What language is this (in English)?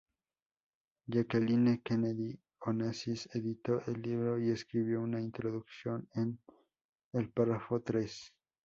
Spanish